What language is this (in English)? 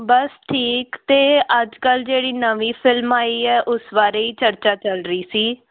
Punjabi